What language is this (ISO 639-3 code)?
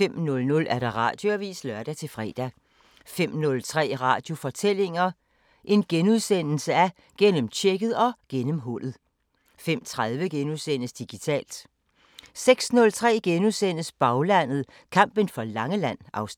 dan